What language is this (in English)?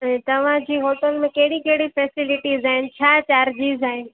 Sindhi